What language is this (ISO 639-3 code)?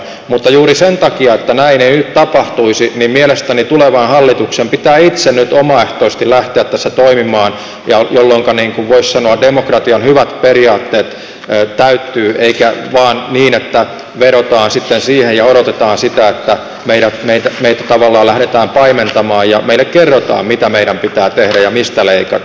fin